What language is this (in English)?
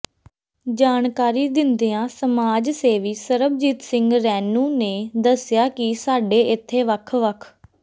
Punjabi